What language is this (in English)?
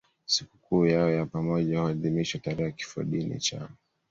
Swahili